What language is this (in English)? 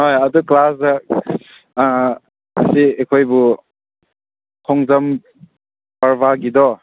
Manipuri